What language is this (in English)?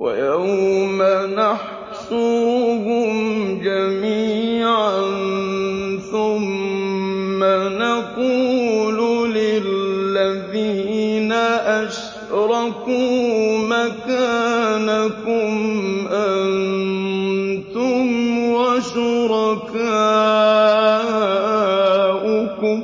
Arabic